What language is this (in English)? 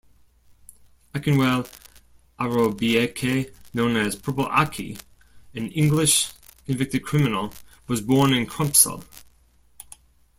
English